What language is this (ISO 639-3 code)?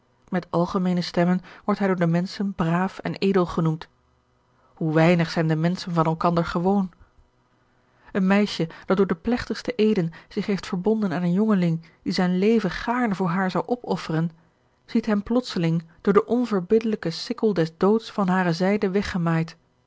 nld